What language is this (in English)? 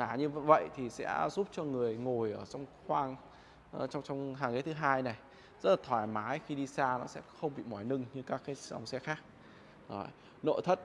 Vietnamese